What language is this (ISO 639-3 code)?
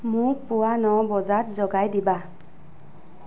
asm